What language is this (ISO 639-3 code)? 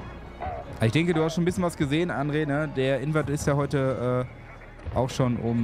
deu